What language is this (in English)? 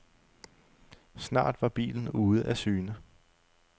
Danish